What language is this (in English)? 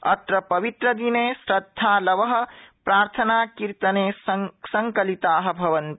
Sanskrit